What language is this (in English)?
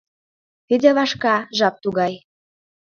Mari